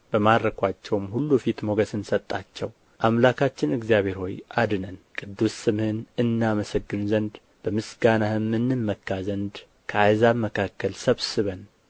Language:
Amharic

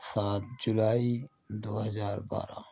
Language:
Urdu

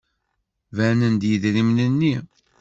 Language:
Kabyle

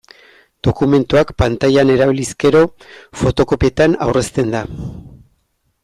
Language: Basque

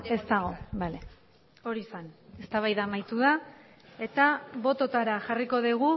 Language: Basque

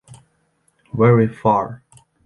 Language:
English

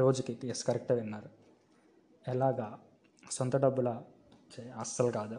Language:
Telugu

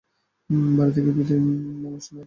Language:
Bangla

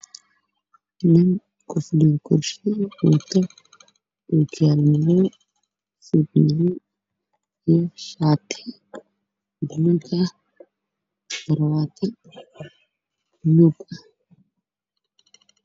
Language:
Somali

